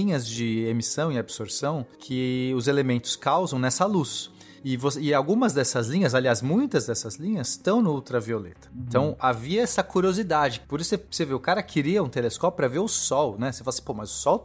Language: Portuguese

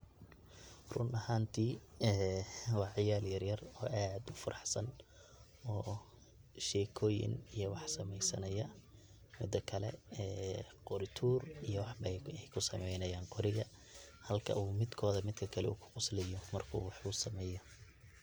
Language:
Somali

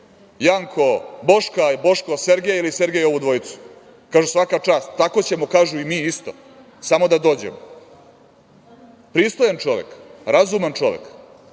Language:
Serbian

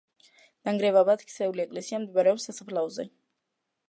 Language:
Georgian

